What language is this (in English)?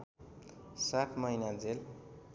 Nepali